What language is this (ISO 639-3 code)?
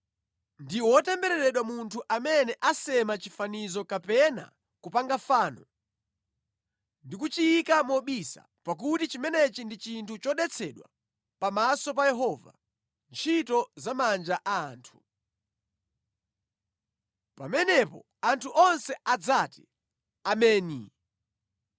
nya